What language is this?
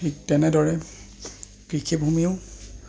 Assamese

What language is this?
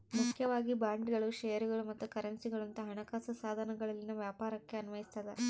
Kannada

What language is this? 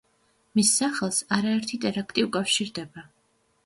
Georgian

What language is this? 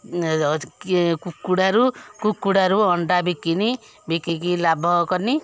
Odia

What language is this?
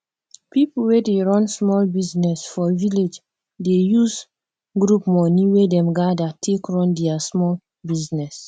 Nigerian Pidgin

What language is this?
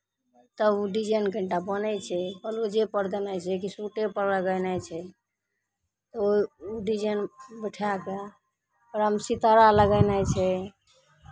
Maithili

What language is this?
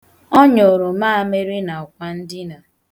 Igbo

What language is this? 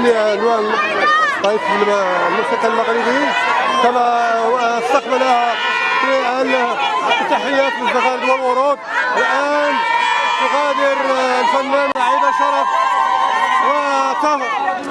Arabic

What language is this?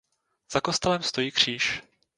Czech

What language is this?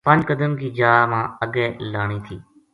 Gujari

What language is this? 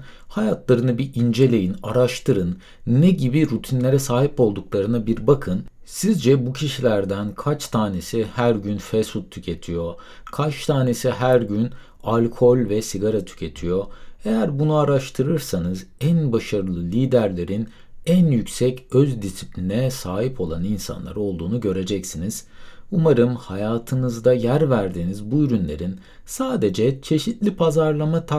Turkish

